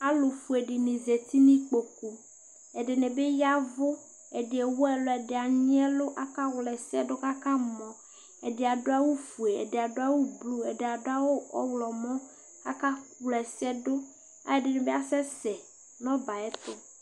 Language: Ikposo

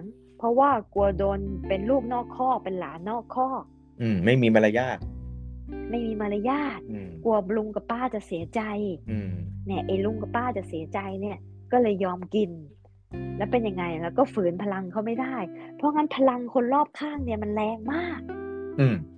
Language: Thai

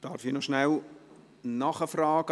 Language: Swiss German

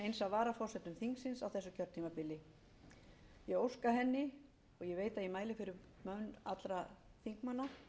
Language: Icelandic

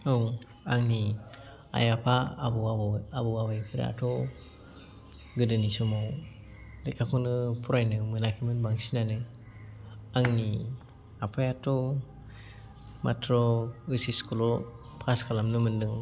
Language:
Bodo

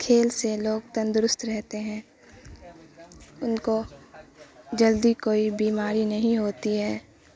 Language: Urdu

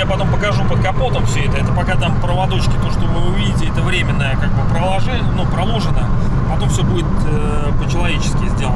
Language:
Russian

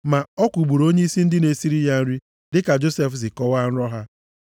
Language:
Igbo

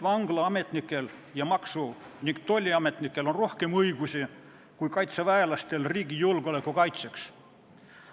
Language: Estonian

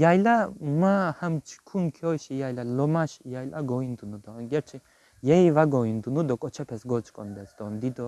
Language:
Turkish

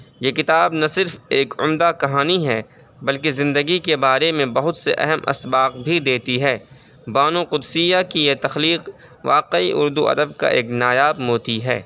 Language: Urdu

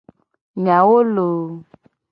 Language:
Gen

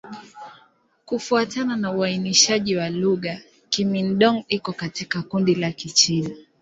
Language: Swahili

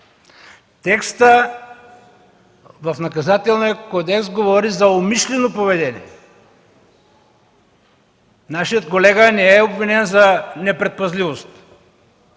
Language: Bulgarian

